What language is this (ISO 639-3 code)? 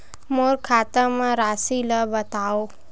hne